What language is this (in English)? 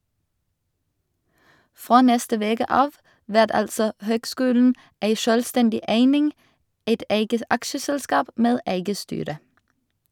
Norwegian